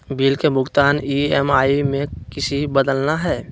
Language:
Magahi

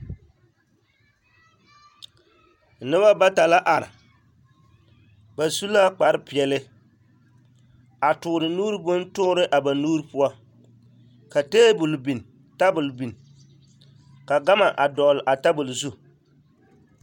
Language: Southern Dagaare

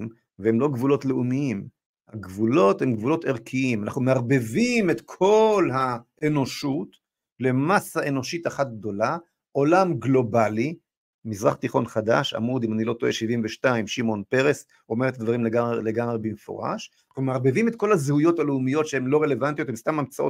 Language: Hebrew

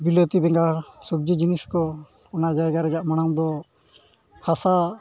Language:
Santali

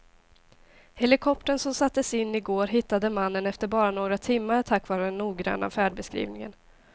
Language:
Swedish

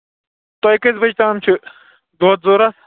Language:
Kashmiri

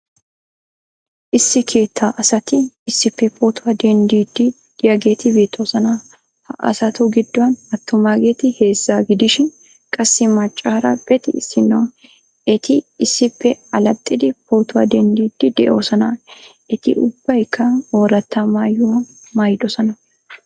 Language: Wolaytta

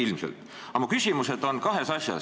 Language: Estonian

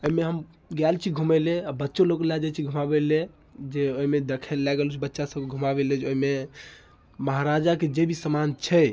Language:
Maithili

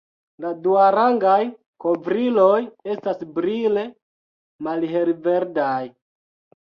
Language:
Esperanto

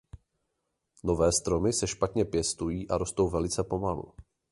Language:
Czech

